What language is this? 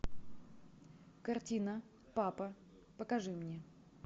Russian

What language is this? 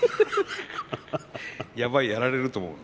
Japanese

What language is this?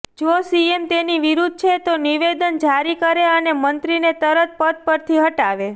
Gujarati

